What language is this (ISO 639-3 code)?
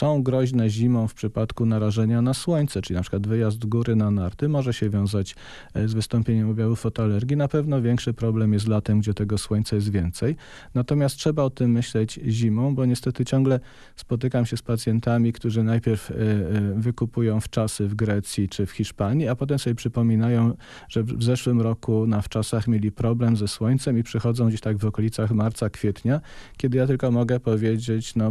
pol